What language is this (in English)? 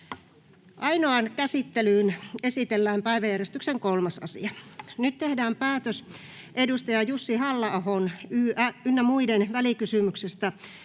Finnish